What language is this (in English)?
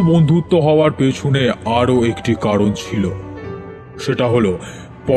Bangla